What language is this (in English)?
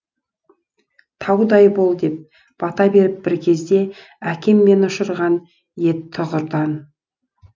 Kazakh